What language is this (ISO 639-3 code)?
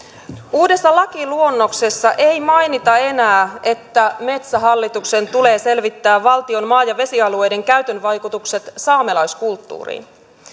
fin